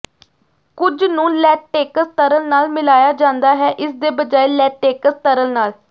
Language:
Punjabi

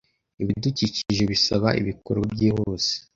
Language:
Kinyarwanda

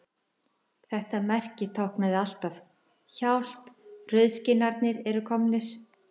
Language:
Icelandic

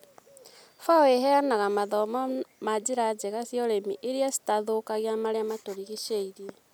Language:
Kikuyu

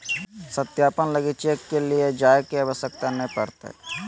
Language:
Magahi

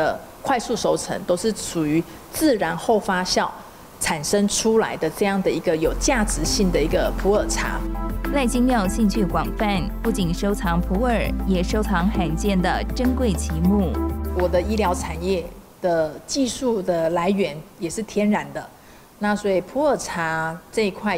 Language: Chinese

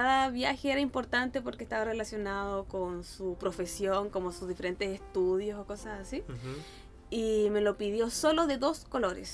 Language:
Spanish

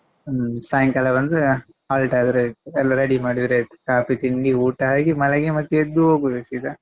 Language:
Kannada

